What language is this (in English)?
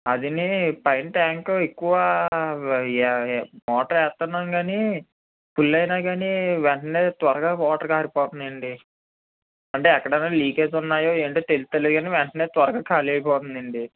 Telugu